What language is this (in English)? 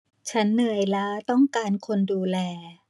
Thai